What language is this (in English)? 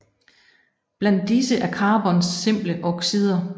Danish